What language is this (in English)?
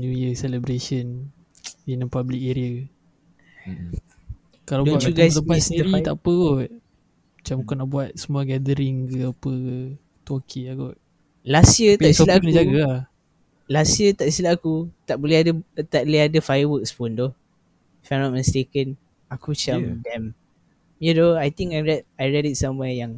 Malay